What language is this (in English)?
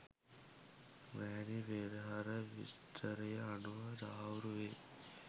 Sinhala